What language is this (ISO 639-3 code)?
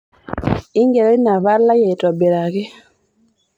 mas